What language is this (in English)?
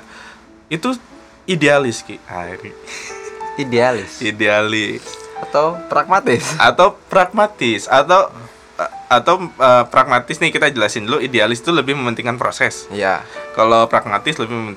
Indonesian